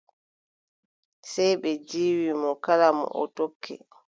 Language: Adamawa Fulfulde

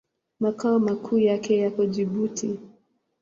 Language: Swahili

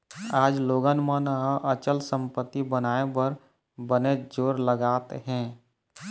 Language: Chhattisgarhi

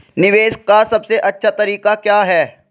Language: Hindi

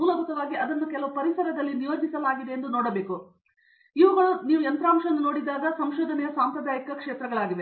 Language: Kannada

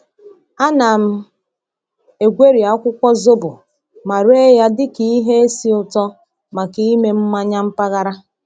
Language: Igbo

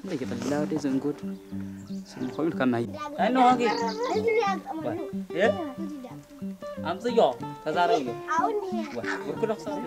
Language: Arabic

